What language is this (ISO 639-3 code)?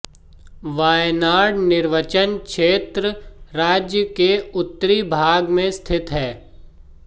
hin